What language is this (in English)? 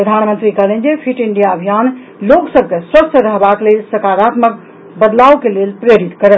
Maithili